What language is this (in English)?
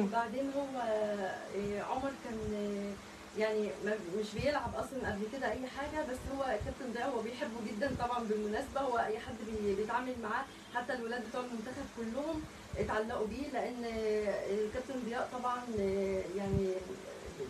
Arabic